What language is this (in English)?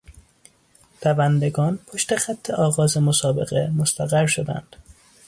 Persian